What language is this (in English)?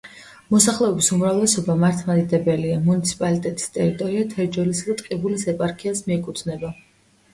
Georgian